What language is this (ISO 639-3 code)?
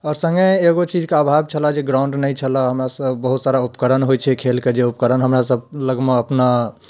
mai